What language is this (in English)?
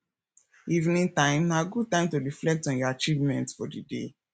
Nigerian Pidgin